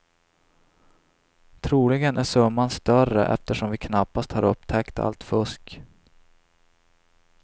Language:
Swedish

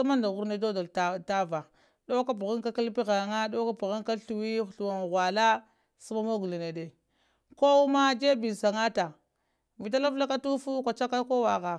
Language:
Lamang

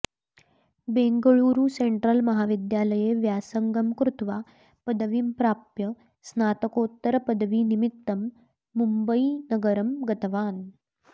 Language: Sanskrit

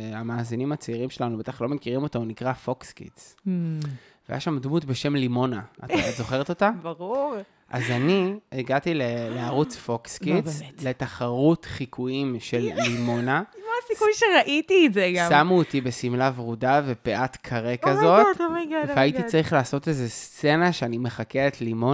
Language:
Hebrew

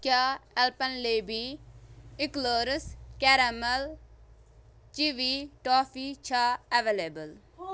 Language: Kashmiri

